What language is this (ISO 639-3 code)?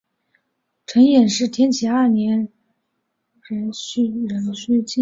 zho